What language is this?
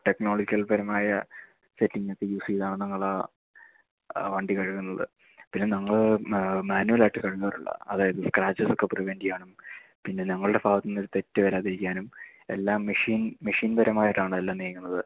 Malayalam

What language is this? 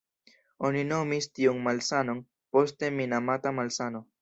Esperanto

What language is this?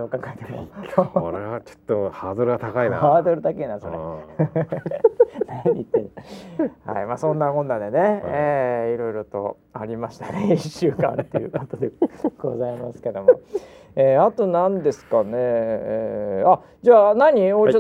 Japanese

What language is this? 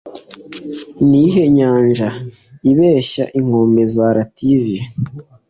Kinyarwanda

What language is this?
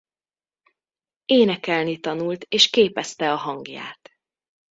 Hungarian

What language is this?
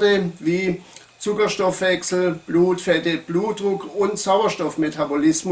German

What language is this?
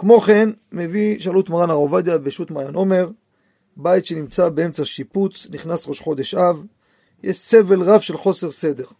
Hebrew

